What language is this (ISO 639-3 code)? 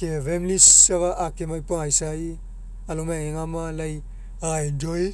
mek